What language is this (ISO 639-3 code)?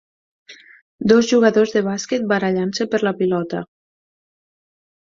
cat